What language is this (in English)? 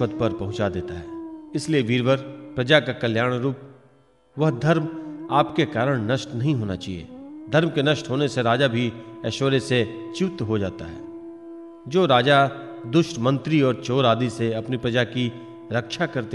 Hindi